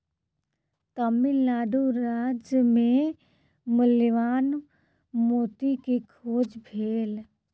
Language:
Maithili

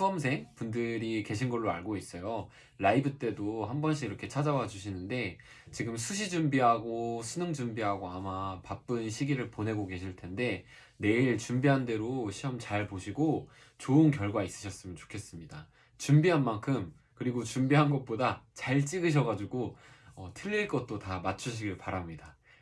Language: Korean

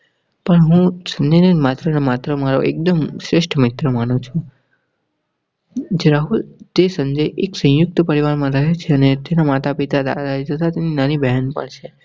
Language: Gujarati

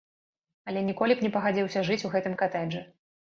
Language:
Belarusian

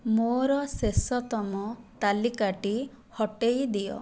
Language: Odia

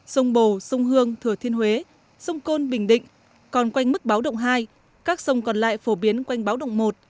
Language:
Vietnamese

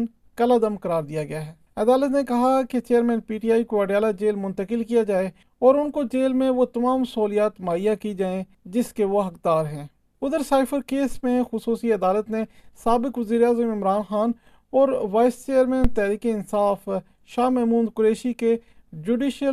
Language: Urdu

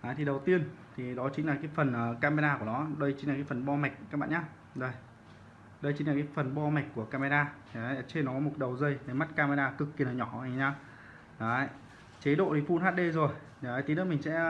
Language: Vietnamese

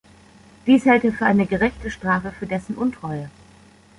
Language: German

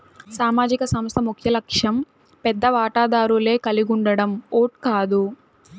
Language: Telugu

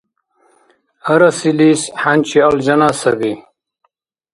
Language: Dargwa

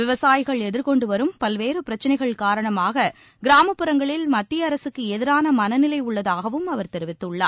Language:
Tamil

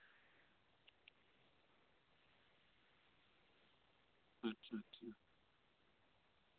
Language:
Santali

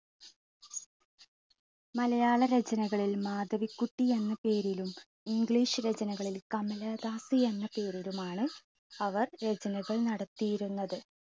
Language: Malayalam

